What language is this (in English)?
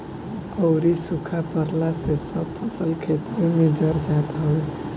Bhojpuri